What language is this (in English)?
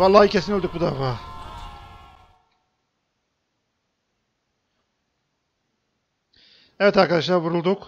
Turkish